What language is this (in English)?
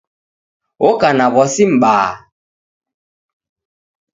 Taita